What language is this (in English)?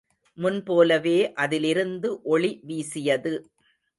Tamil